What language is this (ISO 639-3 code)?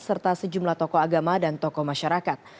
ind